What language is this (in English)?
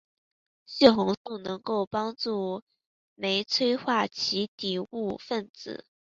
Chinese